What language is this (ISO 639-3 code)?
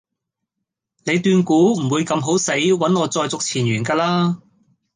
yue